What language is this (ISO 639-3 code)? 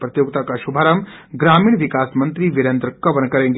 hin